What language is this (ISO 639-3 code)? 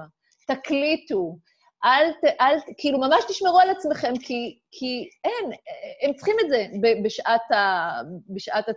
heb